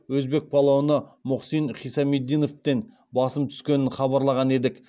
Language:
Kazakh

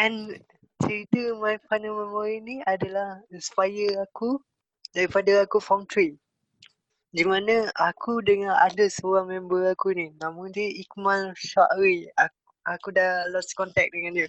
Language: Malay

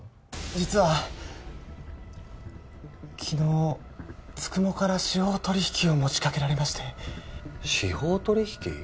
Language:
Japanese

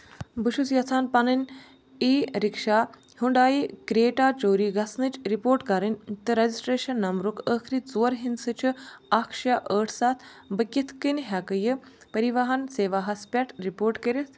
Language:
Kashmiri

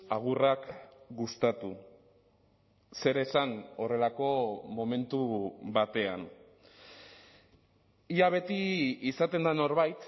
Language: Basque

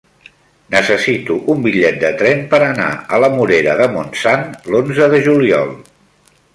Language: Catalan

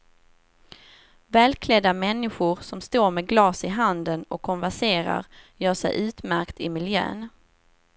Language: Swedish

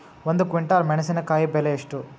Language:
Kannada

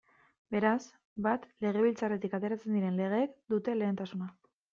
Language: Basque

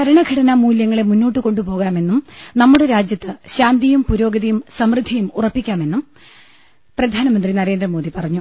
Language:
Malayalam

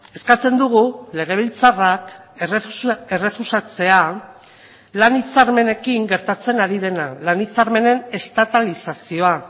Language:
Basque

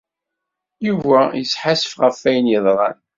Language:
Kabyle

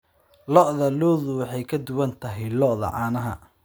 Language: Somali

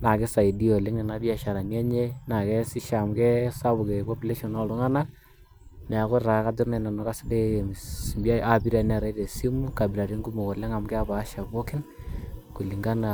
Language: Masai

